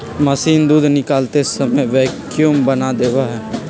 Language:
Magahi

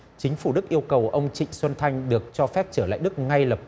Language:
Vietnamese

